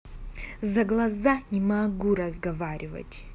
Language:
Russian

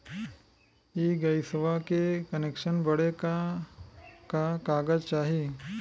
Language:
Bhojpuri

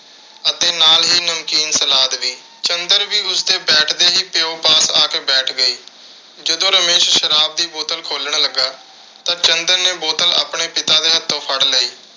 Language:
Punjabi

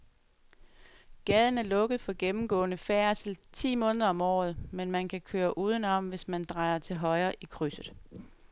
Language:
Danish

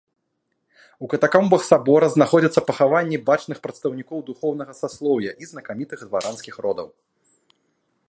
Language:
Belarusian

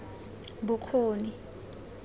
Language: Tswana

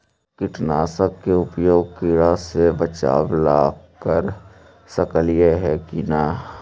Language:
Magahi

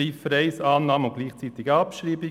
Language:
Swiss German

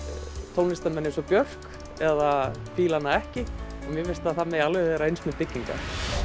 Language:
Icelandic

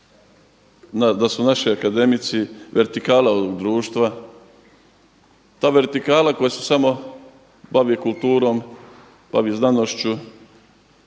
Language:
Croatian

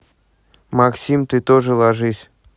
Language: Russian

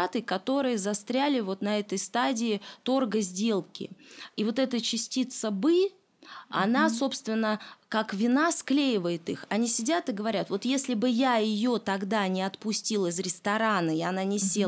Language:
Russian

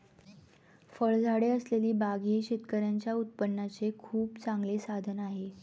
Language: Marathi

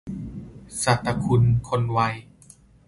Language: Thai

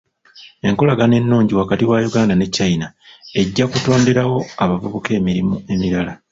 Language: Ganda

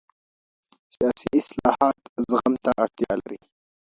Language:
Pashto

